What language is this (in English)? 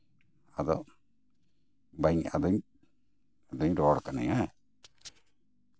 Santali